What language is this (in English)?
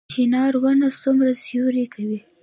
Pashto